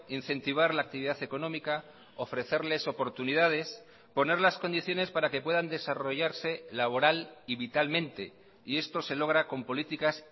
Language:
Spanish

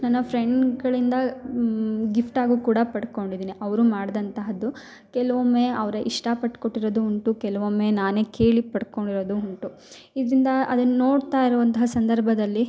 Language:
Kannada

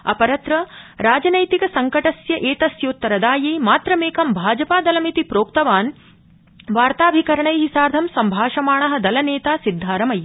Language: Sanskrit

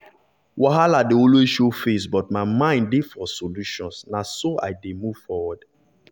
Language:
Nigerian Pidgin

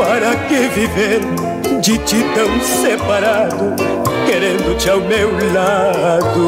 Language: Portuguese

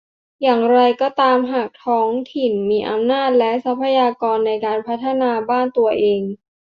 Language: Thai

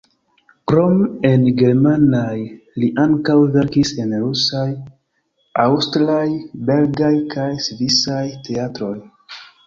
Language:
Esperanto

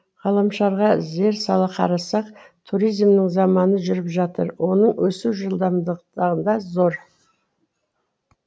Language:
Kazakh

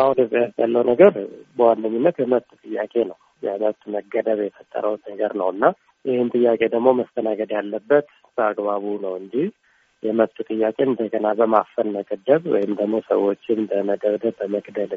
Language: Amharic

